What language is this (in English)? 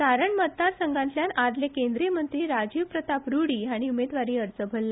Konkani